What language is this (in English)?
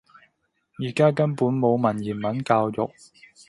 Cantonese